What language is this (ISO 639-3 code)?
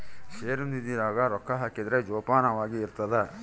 kan